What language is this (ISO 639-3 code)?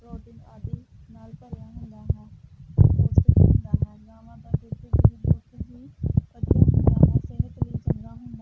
pan